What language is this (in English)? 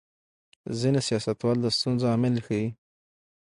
Pashto